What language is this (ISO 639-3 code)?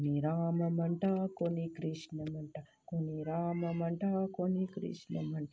kok